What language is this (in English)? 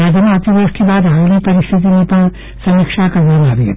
Gujarati